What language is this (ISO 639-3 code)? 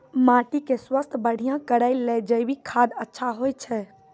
mai